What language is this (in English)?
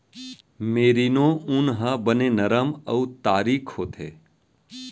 Chhattisgarhi